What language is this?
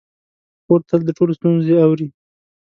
Pashto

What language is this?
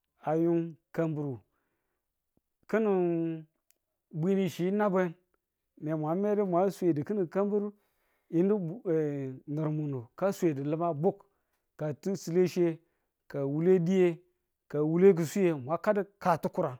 Tula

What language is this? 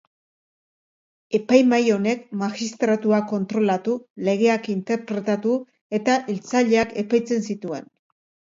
Basque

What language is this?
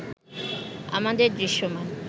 Bangla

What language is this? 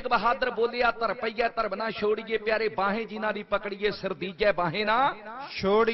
Hindi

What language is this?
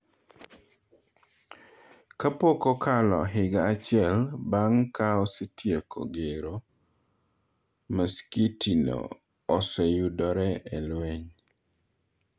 Luo (Kenya and Tanzania)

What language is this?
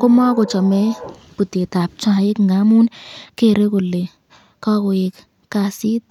Kalenjin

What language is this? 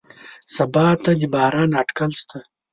Pashto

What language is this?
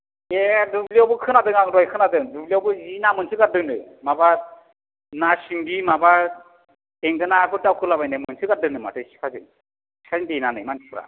Bodo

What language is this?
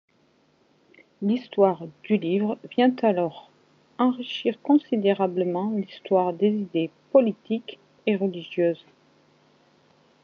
French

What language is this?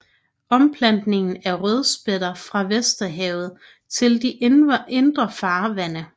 Danish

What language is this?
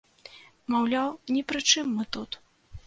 Belarusian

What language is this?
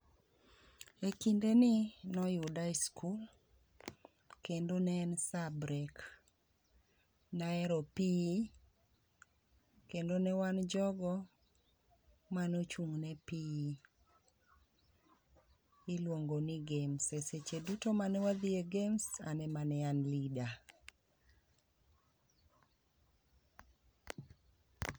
Luo (Kenya and Tanzania)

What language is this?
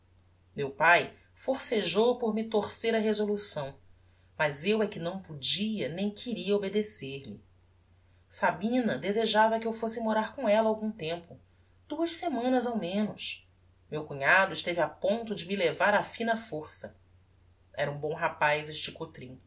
Portuguese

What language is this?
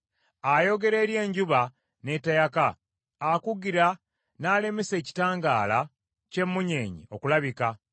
Ganda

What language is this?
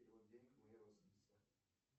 Russian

